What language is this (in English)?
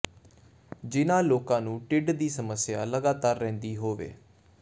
Punjabi